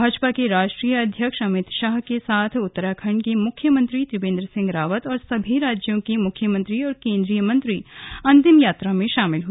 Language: Hindi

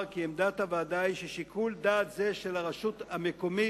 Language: Hebrew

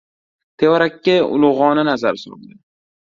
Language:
Uzbek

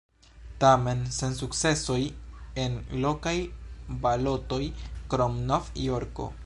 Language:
Esperanto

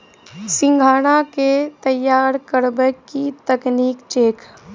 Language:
Maithili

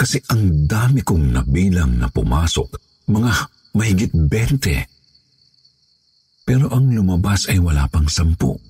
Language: Filipino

